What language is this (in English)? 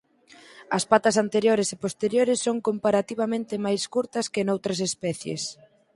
Galician